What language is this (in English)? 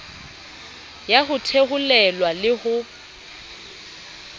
Southern Sotho